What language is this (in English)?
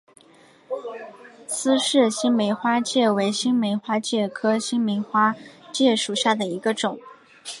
Chinese